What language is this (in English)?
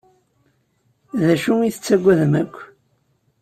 Kabyle